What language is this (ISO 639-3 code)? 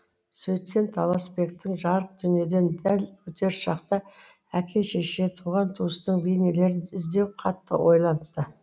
kaz